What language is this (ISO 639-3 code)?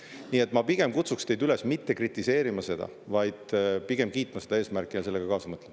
est